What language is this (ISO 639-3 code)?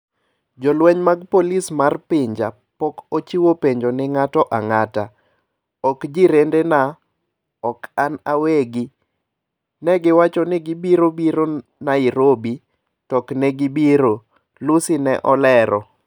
luo